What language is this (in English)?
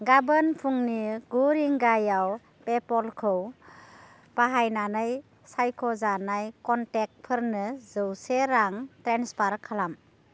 Bodo